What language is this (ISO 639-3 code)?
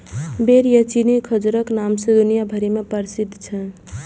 mai